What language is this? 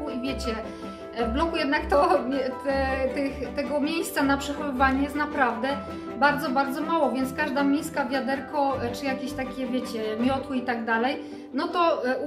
Polish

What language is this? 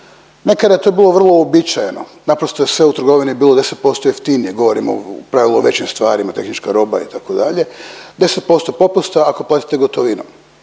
Croatian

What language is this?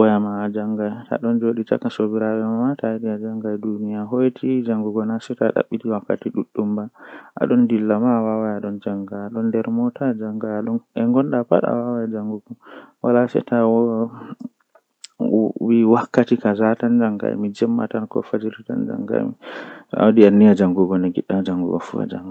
Western Niger Fulfulde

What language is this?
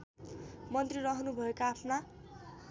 Nepali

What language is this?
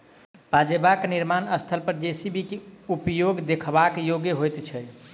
Maithili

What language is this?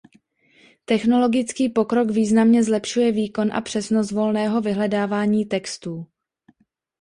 Czech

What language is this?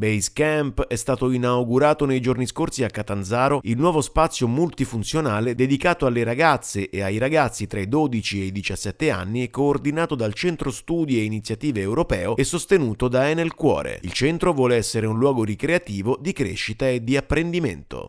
Italian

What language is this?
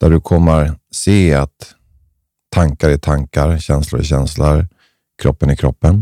Swedish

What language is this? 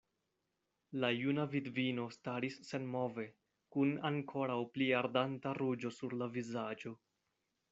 Esperanto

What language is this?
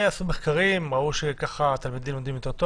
Hebrew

